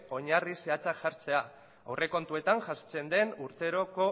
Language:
Basque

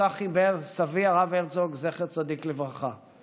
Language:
Hebrew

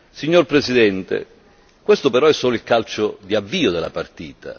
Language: Italian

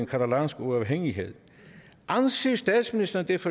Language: Danish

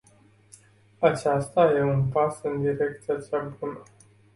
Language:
Romanian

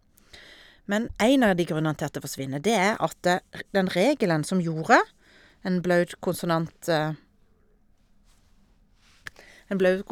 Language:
Norwegian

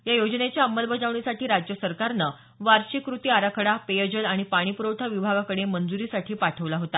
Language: Marathi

